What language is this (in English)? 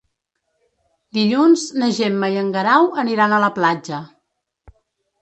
Catalan